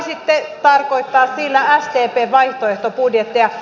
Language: Finnish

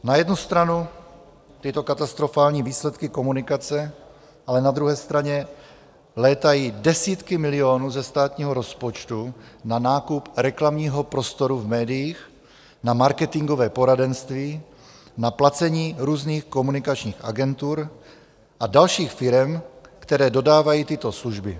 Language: Czech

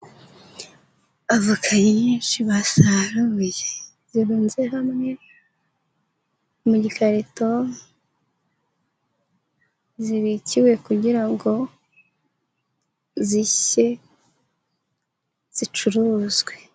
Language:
Kinyarwanda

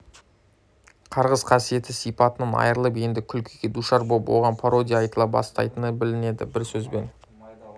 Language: Kazakh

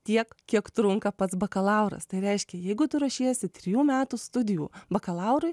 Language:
Lithuanian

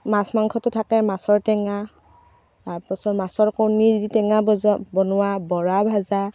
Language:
Assamese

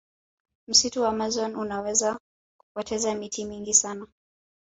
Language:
Swahili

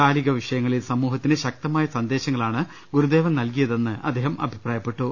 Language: Malayalam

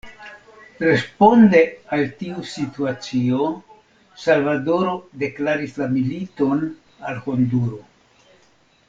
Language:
Esperanto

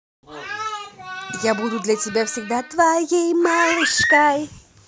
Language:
Russian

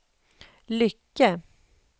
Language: Swedish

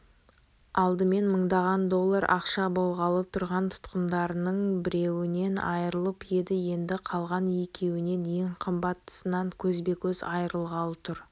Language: Kazakh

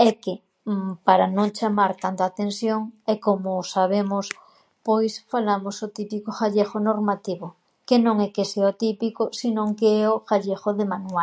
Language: Galician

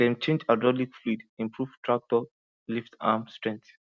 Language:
Nigerian Pidgin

